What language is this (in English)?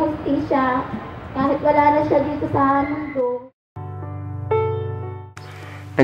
Filipino